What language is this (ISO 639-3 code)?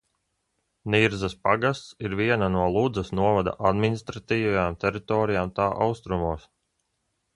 lav